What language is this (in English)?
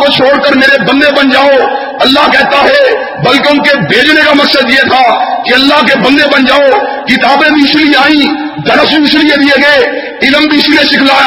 Urdu